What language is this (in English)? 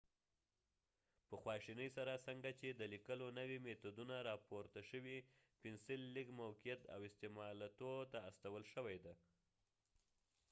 Pashto